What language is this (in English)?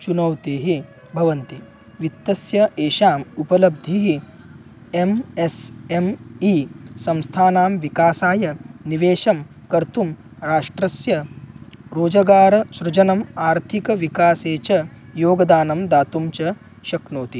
Sanskrit